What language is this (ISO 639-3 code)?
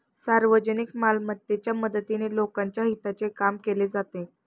mar